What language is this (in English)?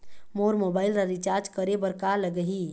Chhattisgarhi